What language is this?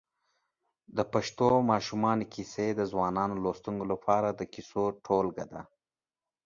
Pashto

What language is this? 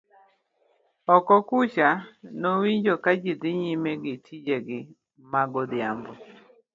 Luo (Kenya and Tanzania)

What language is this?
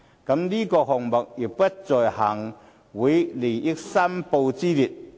Cantonese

